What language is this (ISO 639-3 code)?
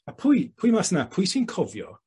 cym